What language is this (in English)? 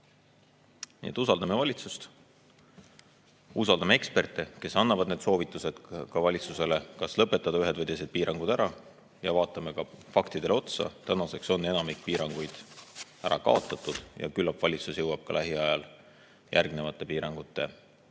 Estonian